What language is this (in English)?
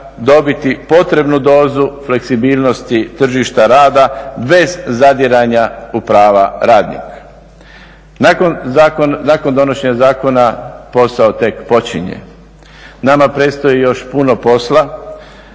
Croatian